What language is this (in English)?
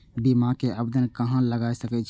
Maithili